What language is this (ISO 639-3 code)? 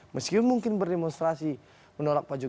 ind